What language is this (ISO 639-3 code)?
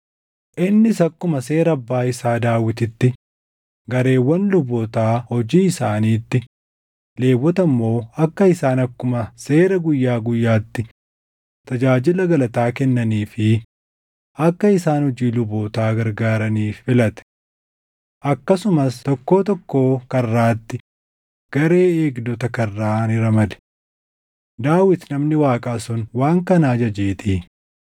orm